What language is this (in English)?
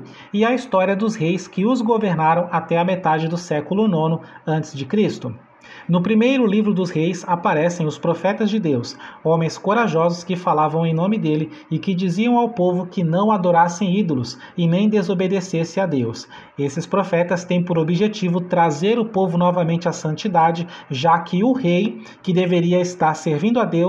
Portuguese